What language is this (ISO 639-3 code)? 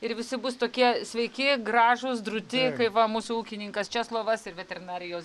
lit